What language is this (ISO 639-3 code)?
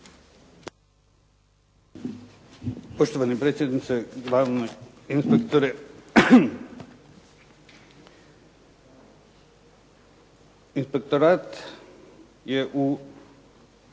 hrv